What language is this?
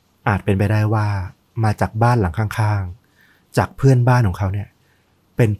Thai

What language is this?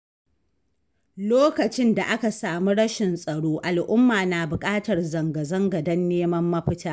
Hausa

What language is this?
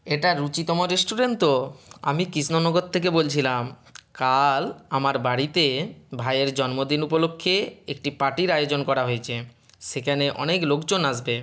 Bangla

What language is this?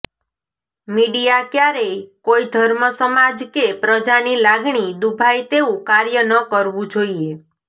Gujarati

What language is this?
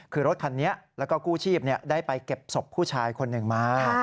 Thai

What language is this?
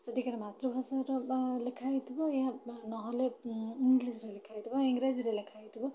Odia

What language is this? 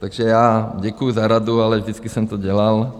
Czech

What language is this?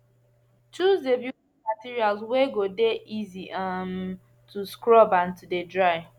Nigerian Pidgin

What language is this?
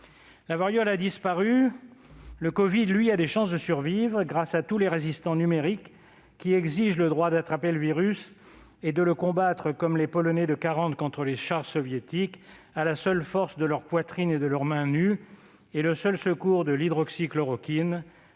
French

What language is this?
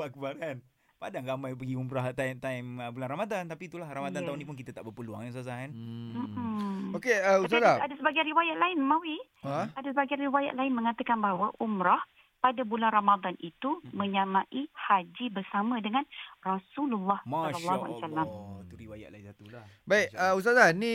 Malay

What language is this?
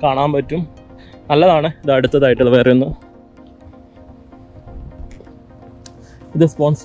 Hindi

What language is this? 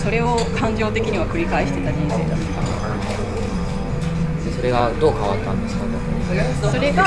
Japanese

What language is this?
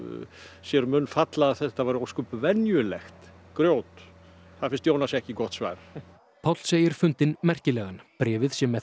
Icelandic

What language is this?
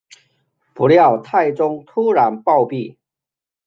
Chinese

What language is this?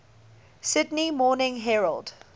English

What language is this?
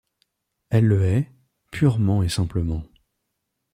French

